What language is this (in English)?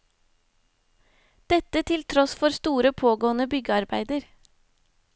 Norwegian